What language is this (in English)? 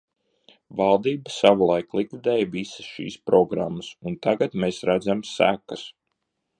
Latvian